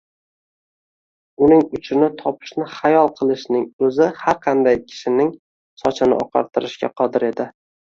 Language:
Uzbek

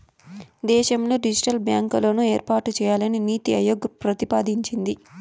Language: Telugu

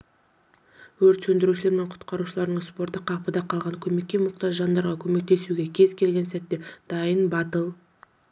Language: Kazakh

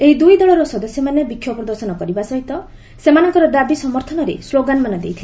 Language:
Odia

